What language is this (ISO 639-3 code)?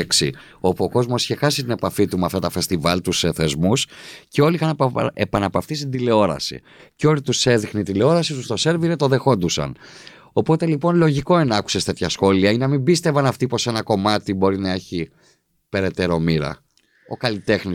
ell